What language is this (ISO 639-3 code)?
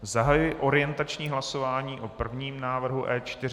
ces